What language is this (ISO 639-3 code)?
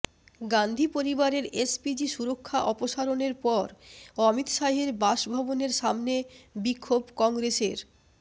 ben